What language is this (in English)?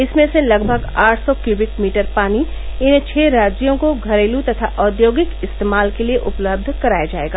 Hindi